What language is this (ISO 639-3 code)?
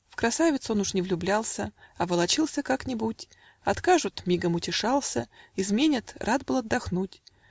rus